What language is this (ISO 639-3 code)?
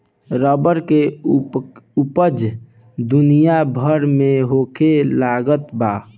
bho